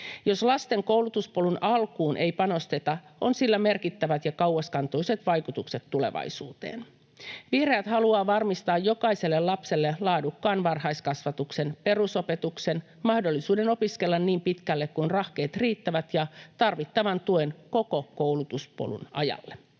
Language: Finnish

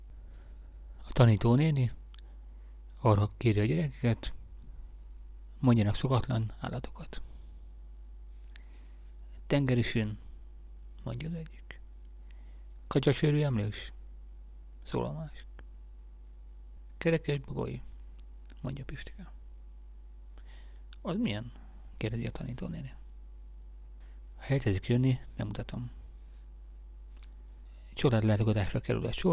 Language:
Hungarian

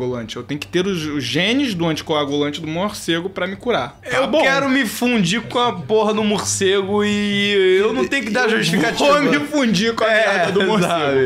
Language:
Portuguese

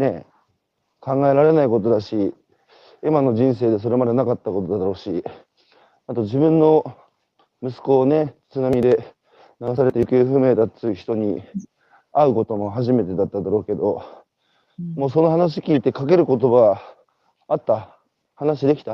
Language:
Japanese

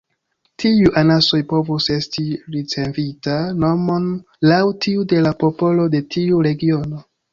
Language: Esperanto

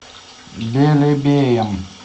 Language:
Russian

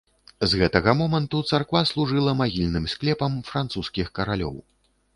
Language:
Belarusian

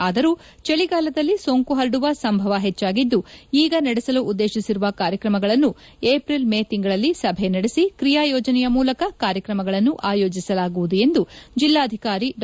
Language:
Kannada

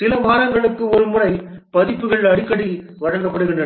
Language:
Tamil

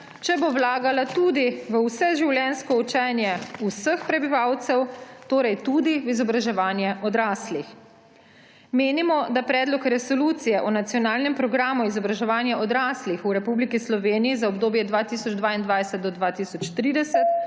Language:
Slovenian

